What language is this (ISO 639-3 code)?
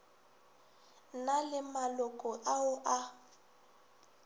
nso